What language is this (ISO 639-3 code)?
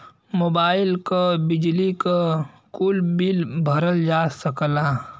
bho